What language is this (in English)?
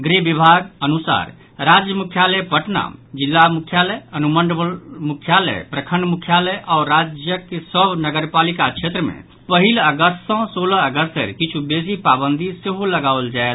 Maithili